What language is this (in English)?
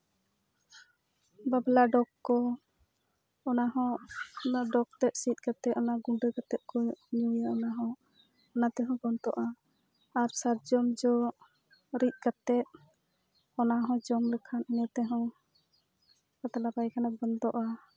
Santali